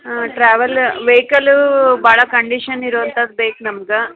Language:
Kannada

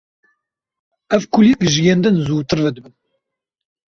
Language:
Kurdish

